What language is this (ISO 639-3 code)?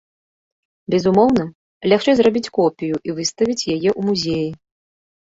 bel